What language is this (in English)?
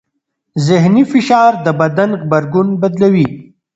Pashto